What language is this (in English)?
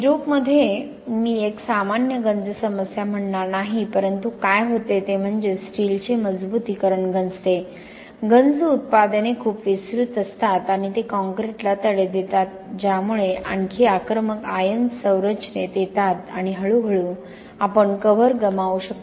Marathi